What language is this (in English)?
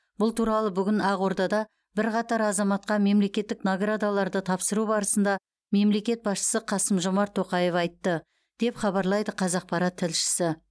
Kazakh